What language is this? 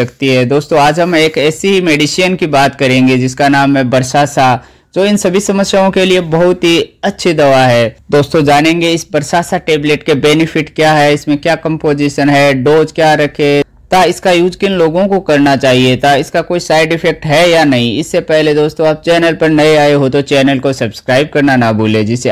Hindi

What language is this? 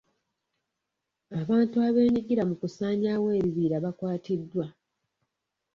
Ganda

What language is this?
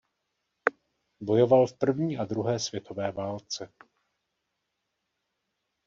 Czech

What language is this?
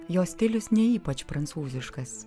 Lithuanian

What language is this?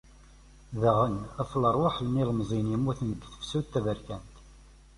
Kabyle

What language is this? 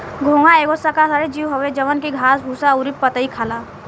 Bhojpuri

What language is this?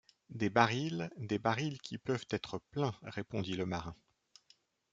French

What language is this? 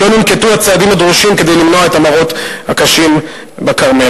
Hebrew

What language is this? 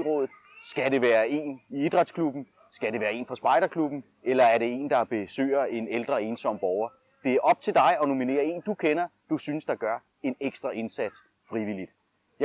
Danish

